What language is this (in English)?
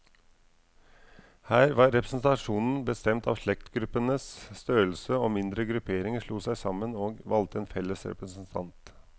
Norwegian